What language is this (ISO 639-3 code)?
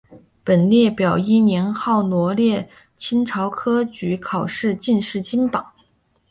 zho